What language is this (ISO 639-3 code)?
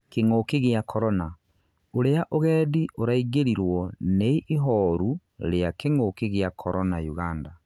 kik